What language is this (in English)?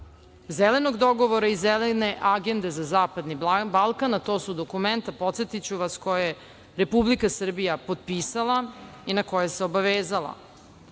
Serbian